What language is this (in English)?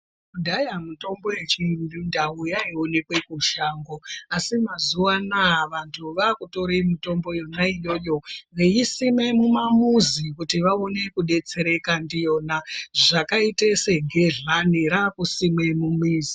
Ndau